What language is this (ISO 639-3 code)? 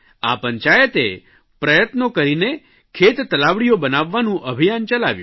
guj